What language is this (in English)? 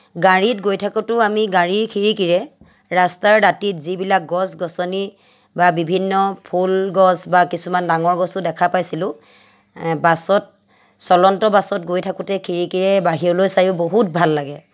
Assamese